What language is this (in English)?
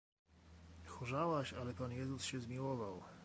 Polish